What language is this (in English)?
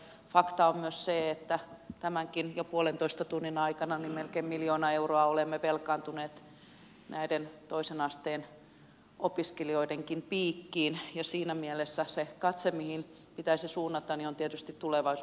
Finnish